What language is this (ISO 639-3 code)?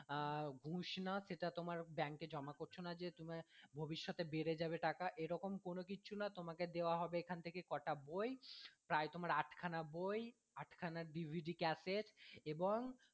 ben